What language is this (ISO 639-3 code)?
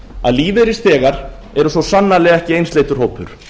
isl